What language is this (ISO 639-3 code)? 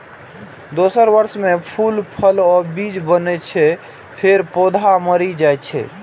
mai